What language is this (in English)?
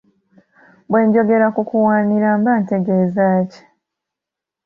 Ganda